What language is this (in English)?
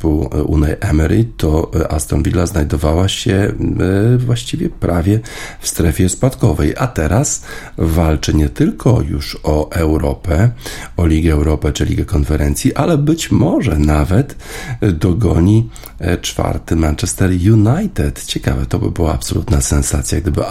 Polish